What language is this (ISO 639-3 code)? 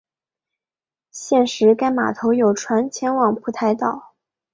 zho